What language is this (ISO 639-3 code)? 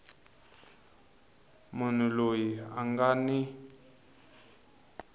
tso